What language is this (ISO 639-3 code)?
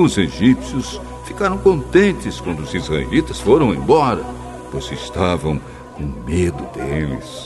por